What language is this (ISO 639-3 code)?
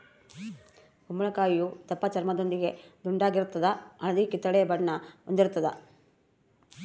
kan